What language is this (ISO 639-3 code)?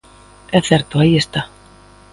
glg